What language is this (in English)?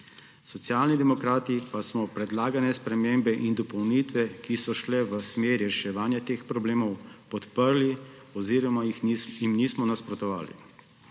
Slovenian